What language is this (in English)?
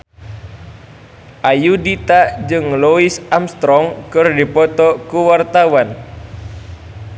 Sundanese